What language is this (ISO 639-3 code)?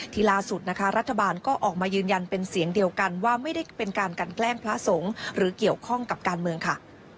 tha